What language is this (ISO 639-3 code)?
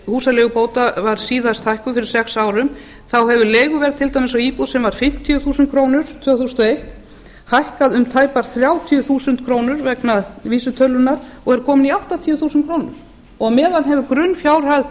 isl